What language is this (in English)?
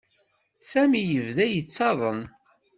Kabyle